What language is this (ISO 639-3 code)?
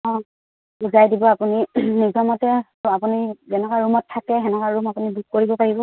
asm